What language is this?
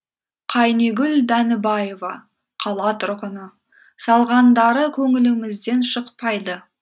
Kazakh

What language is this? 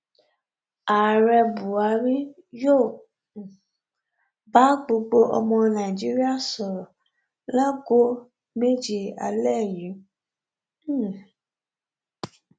Yoruba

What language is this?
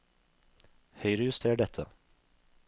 Norwegian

